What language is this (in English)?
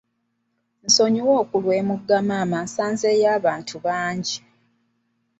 Ganda